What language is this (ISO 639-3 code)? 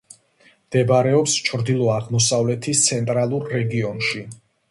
kat